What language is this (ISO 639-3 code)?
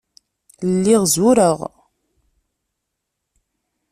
kab